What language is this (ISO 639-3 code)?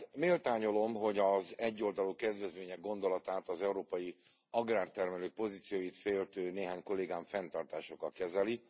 hun